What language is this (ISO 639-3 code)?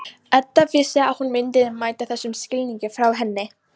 isl